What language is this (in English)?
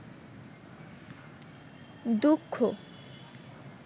Bangla